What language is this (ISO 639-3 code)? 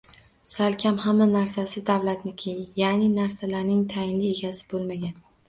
uzb